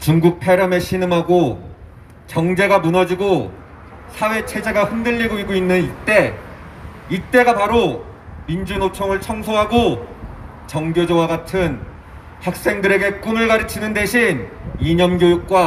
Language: Korean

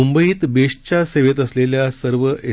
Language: Marathi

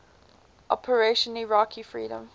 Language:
English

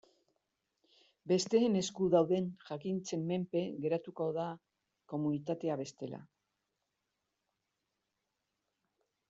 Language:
Basque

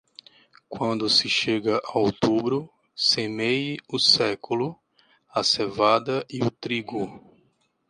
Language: Portuguese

